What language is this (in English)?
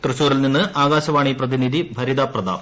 Malayalam